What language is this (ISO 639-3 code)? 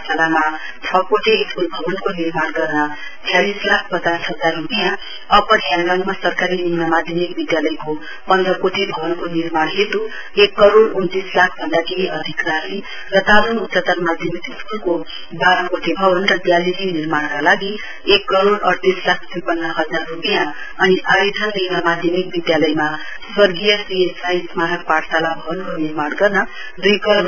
nep